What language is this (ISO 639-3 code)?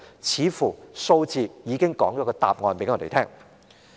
yue